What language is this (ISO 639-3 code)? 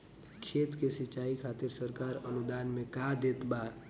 bho